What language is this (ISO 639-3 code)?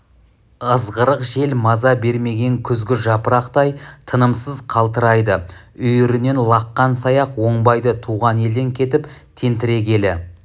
kaz